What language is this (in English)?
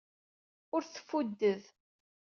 Kabyle